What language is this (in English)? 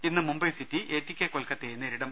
Malayalam